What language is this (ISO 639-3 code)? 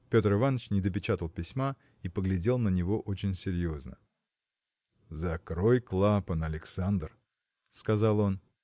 rus